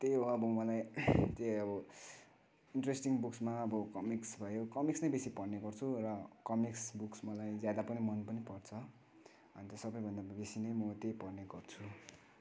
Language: Nepali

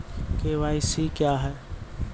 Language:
Maithili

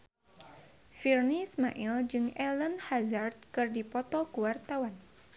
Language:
Sundanese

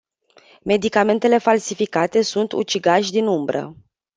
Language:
Romanian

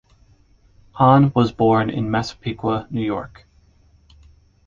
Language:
English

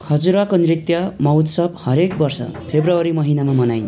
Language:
Nepali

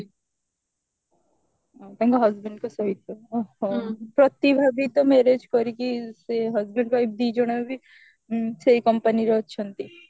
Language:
Odia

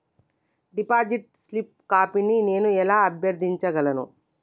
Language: Telugu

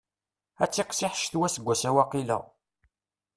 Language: Kabyle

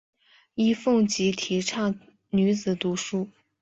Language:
Chinese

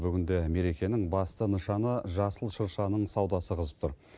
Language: Kazakh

